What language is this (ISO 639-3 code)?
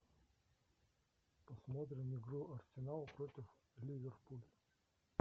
rus